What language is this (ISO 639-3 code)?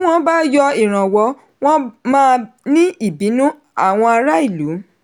yor